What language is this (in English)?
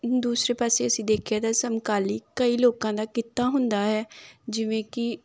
Punjabi